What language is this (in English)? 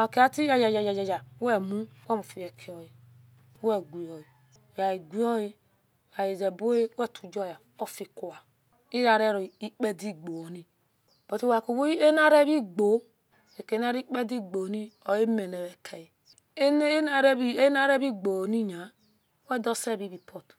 Esan